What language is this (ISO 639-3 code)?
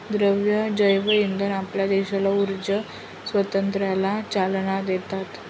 mar